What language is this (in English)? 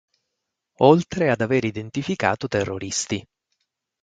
Italian